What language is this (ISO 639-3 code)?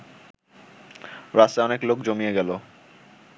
ben